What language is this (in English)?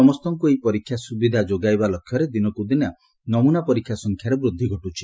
Odia